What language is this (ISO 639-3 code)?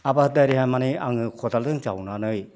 brx